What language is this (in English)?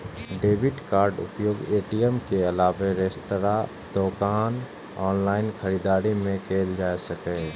Maithili